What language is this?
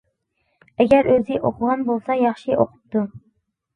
Uyghur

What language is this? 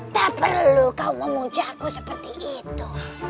Indonesian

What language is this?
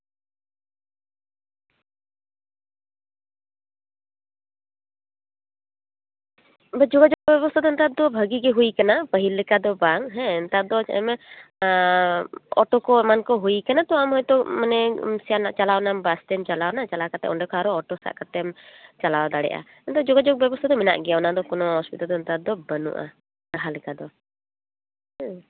Santali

